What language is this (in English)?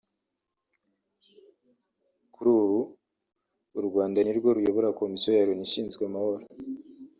Kinyarwanda